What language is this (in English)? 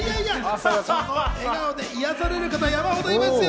Japanese